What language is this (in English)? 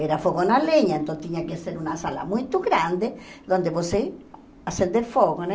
Portuguese